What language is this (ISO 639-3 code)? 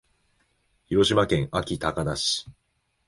jpn